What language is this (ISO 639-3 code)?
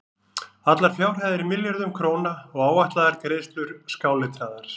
isl